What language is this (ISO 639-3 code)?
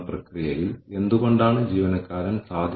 mal